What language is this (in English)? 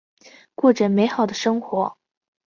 Chinese